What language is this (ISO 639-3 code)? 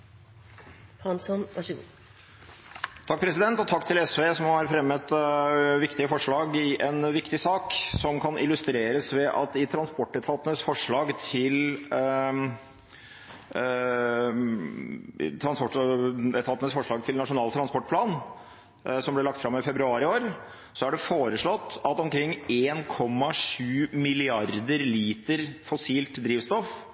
nob